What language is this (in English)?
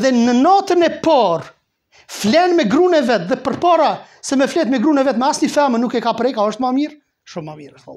Romanian